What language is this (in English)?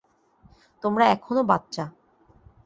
Bangla